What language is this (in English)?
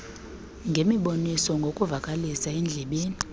Xhosa